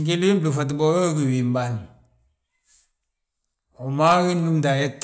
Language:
Balanta-Ganja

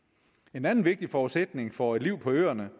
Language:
Danish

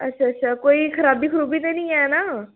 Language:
Dogri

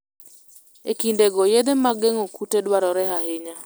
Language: Luo (Kenya and Tanzania)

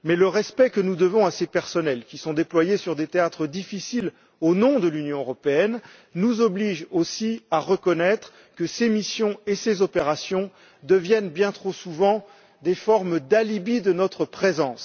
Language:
French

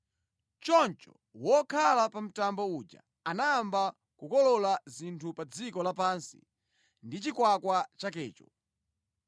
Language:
Nyanja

